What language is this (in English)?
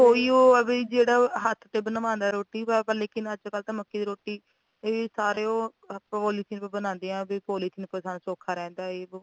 Punjabi